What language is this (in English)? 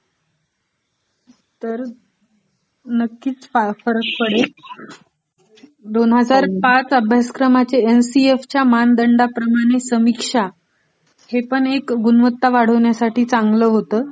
Marathi